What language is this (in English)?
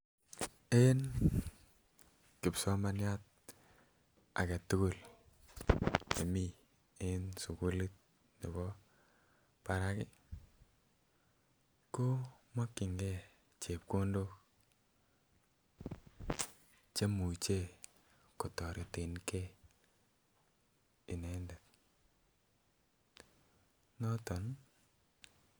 Kalenjin